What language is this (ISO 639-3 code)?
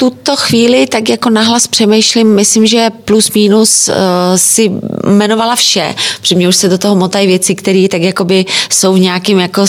ces